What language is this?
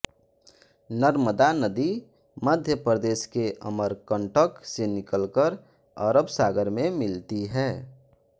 Hindi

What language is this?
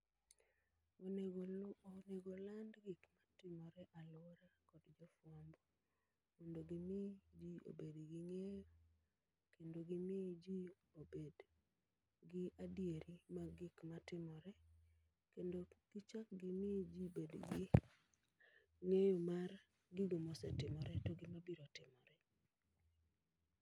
Luo (Kenya and Tanzania)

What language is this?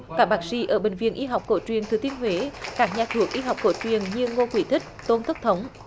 Vietnamese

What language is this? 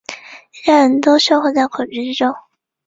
Chinese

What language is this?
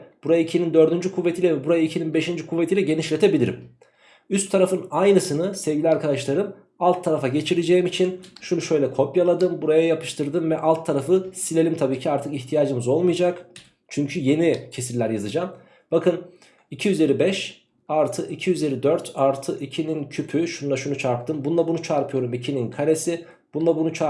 Turkish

